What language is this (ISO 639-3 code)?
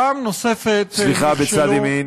heb